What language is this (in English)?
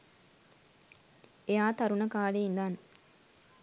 Sinhala